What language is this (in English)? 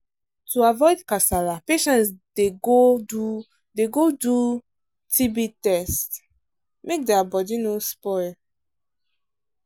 Nigerian Pidgin